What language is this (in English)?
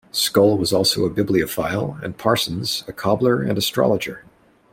English